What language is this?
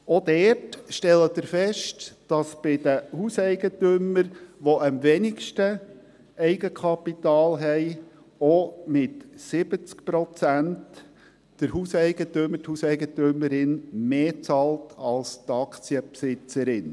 Swiss German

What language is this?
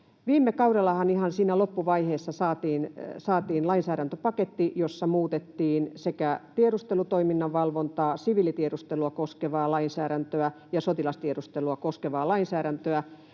Finnish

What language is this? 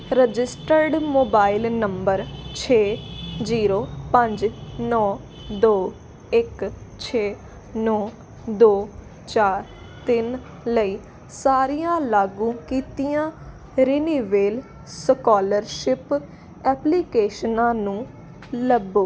Punjabi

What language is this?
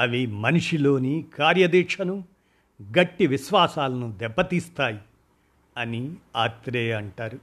Telugu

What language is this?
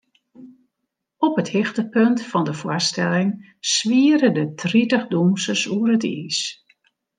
Western Frisian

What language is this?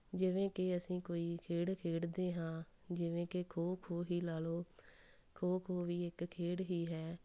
Punjabi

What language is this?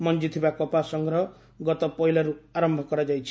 Odia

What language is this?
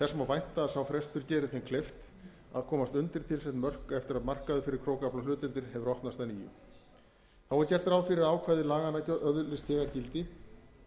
Icelandic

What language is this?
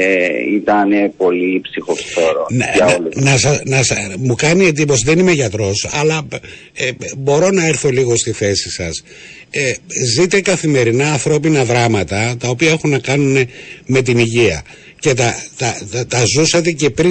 Greek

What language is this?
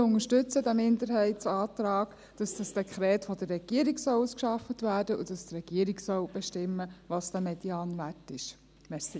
Swiss German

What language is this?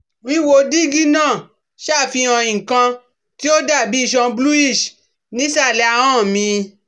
Yoruba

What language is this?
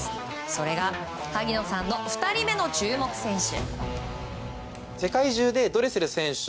Japanese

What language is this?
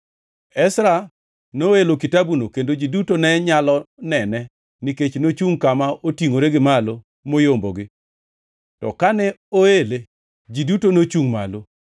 Luo (Kenya and Tanzania)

